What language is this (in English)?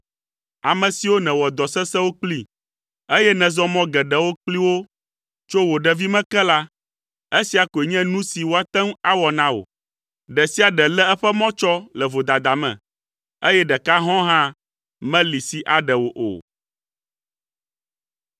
Ewe